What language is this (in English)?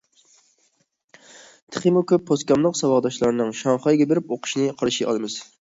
Uyghur